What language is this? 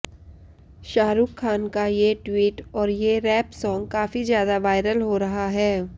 Hindi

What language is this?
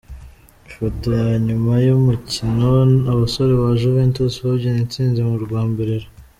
Kinyarwanda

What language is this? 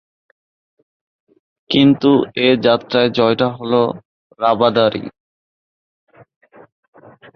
Bangla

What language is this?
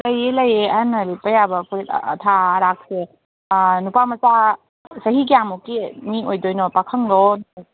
Manipuri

